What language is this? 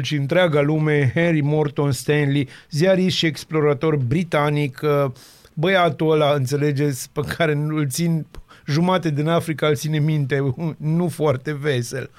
Romanian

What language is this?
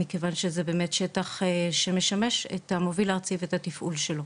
Hebrew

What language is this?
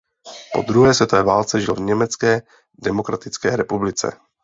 Czech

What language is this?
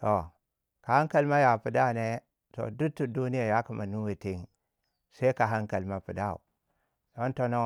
Waja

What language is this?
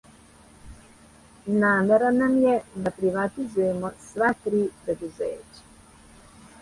Serbian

